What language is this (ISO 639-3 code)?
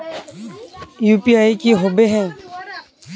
mag